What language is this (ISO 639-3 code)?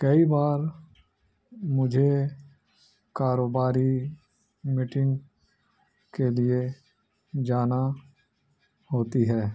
urd